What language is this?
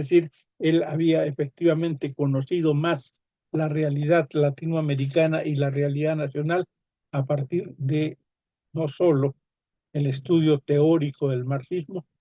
Spanish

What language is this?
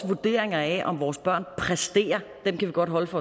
Danish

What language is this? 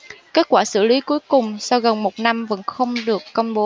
Vietnamese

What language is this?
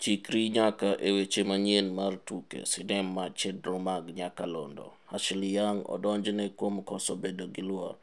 Luo (Kenya and Tanzania)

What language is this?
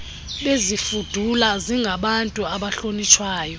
Xhosa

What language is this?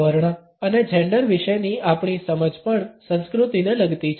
Gujarati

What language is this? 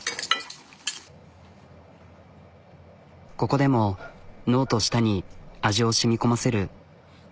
Japanese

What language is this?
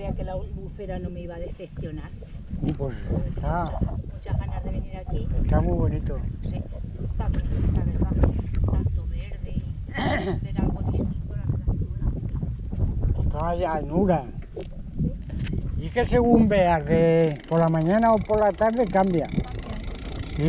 Spanish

